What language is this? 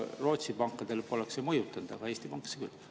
Estonian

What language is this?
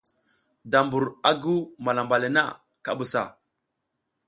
South Giziga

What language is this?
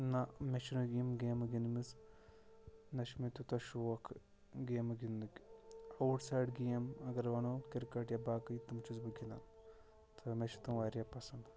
Kashmiri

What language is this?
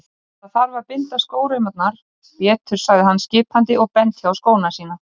Icelandic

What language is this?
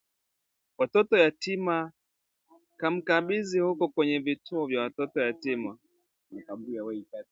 Swahili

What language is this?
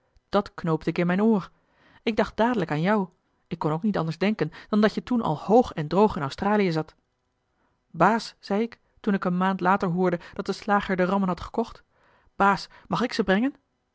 Dutch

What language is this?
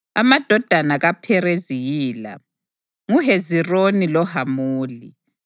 North Ndebele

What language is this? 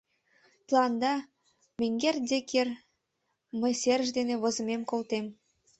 Mari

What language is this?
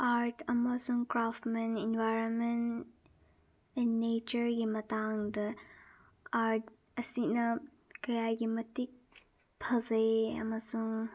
Manipuri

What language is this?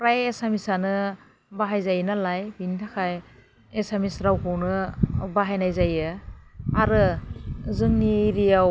Bodo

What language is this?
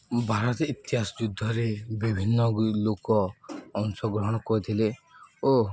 Odia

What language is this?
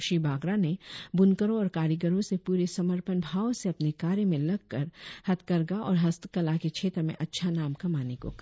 Hindi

